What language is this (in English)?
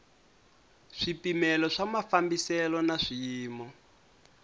Tsonga